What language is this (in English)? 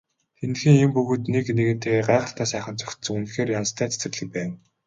Mongolian